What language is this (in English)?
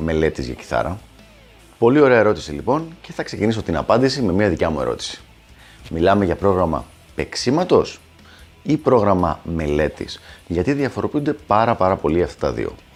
Greek